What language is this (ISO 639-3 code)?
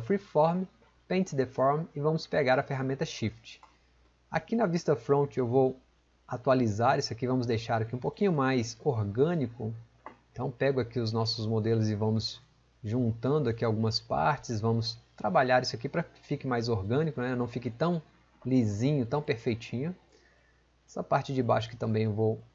por